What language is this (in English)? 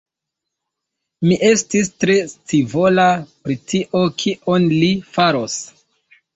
Esperanto